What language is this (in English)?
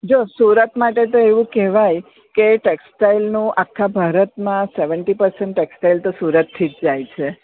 Gujarati